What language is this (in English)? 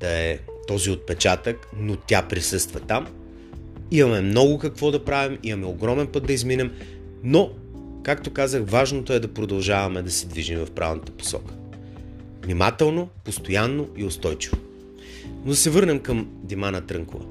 Bulgarian